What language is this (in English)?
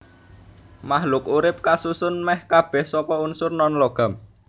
Javanese